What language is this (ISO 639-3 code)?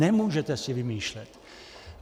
ces